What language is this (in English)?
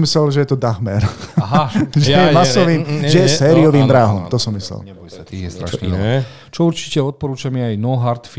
Slovak